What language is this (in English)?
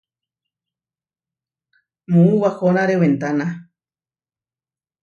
Huarijio